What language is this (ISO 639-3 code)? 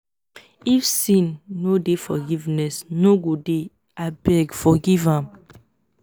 pcm